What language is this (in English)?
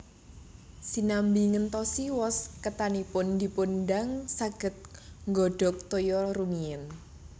Javanese